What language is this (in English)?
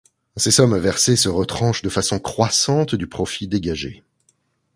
French